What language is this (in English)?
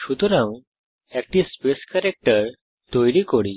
Bangla